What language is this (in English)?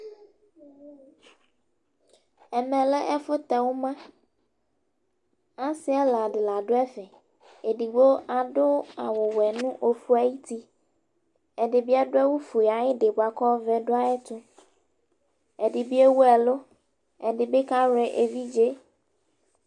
Ikposo